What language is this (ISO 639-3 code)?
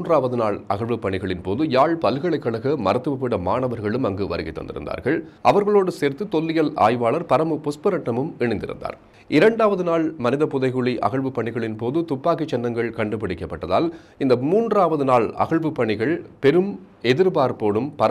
tha